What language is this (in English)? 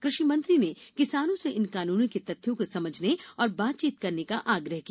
Hindi